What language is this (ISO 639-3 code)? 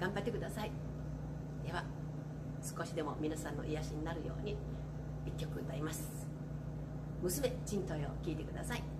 jpn